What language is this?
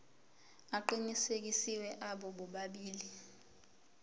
Zulu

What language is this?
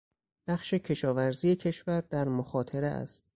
Persian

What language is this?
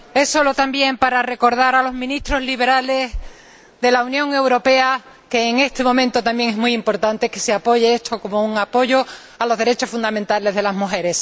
Spanish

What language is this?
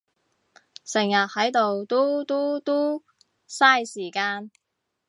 Cantonese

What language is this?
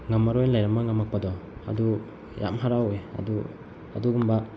Manipuri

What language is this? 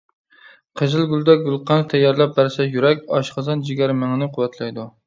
Uyghur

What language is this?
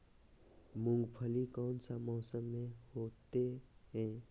Magahi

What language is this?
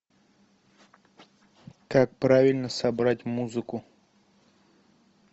Russian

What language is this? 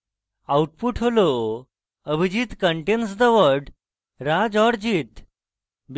Bangla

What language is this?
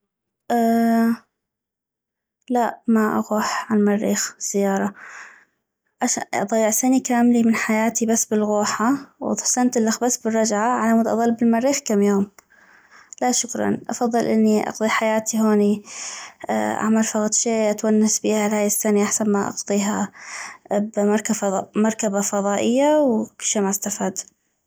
North Mesopotamian Arabic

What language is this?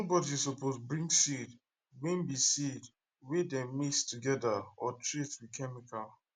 Nigerian Pidgin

